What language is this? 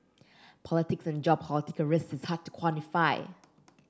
English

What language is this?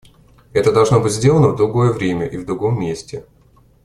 Russian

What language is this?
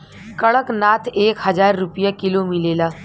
Bhojpuri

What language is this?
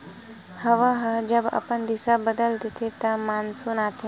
Chhattisgarhi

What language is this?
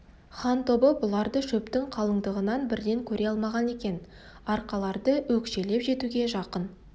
Kazakh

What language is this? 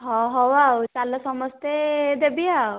Odia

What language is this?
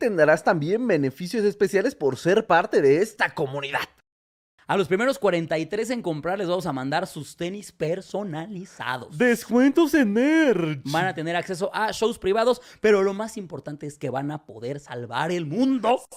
Spanish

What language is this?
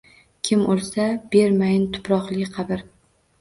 Uzbek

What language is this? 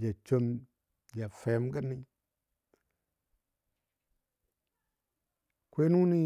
Dadiya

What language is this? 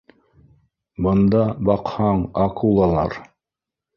Bashkir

